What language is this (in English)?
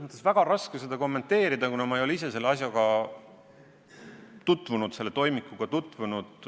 Estonian